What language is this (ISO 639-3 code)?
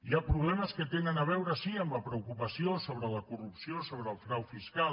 cat